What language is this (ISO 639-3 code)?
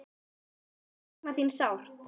isl